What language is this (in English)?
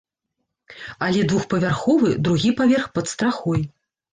Belarusian